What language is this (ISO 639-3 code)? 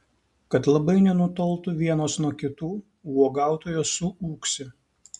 lit